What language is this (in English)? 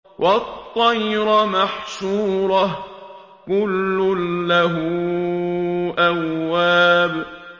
Arabic